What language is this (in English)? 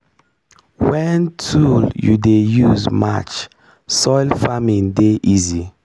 Nigerian Pidgin